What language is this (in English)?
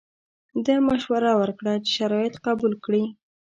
Pashto